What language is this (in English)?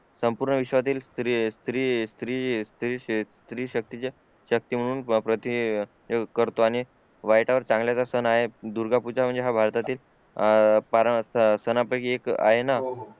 Marathi